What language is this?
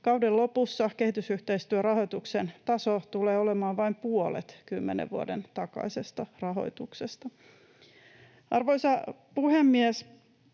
Finnish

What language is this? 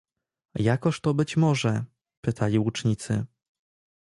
Polish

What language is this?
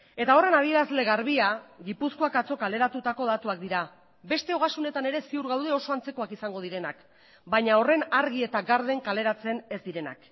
Basque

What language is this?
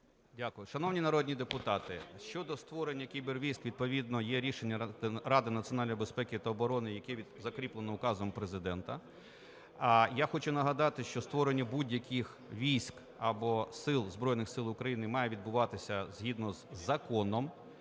Ukrainian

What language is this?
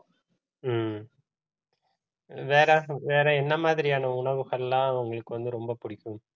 Tamil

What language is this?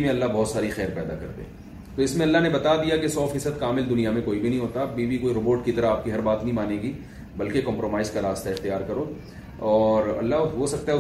Urdu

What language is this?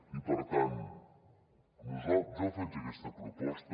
Catalan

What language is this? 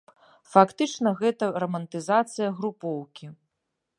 Belarusian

